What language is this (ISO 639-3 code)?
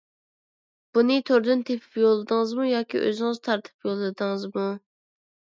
uig